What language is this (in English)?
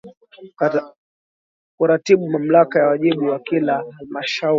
Swahili